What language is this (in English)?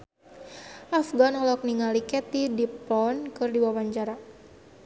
Sundanese